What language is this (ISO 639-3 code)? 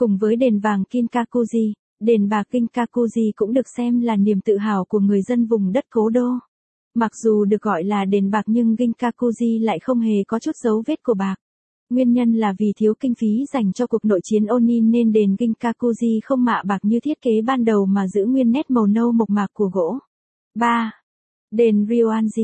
vie